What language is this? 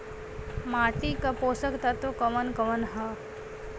Bhojpuri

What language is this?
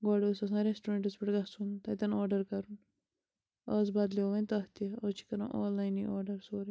Kashmiri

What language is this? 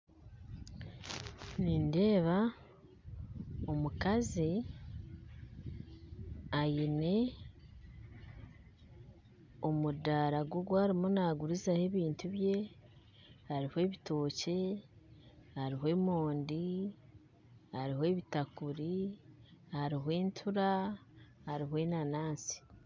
Nyankole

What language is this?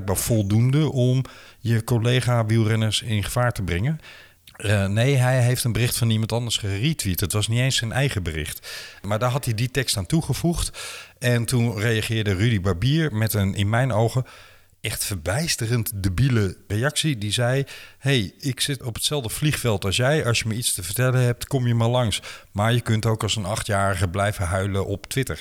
Dutch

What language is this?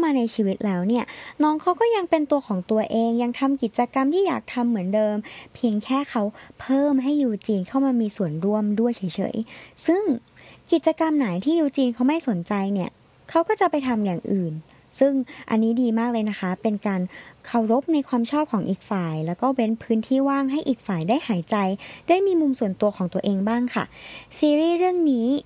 Thai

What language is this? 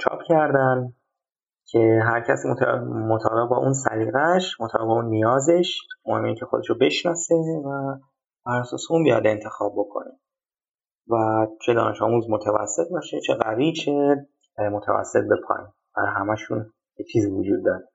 Persian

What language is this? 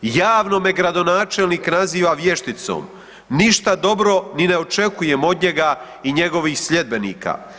Croatian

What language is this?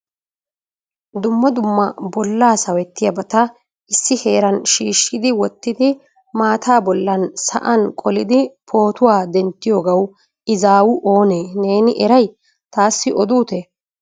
Wolaytta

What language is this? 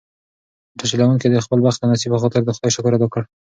Pashto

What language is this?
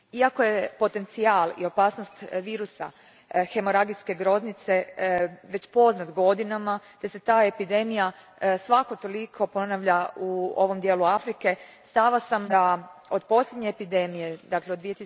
Croatian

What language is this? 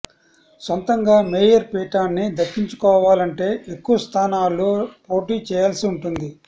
Telugu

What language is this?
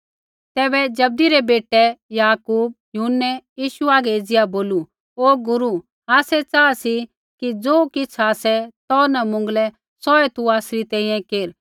Kullu Pahari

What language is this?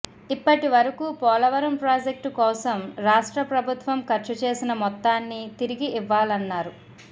Telugu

